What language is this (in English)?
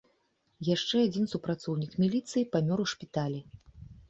Belarusian